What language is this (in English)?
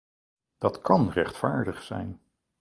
Dutch